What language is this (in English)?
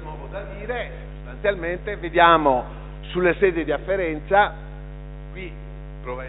Italian